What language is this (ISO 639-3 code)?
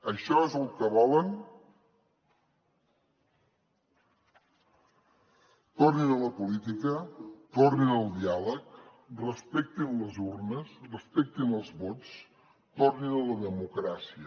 cat